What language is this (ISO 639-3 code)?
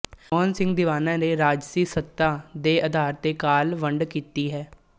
pan